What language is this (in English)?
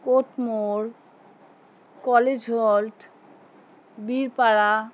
Bangla